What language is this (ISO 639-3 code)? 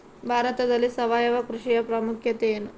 kan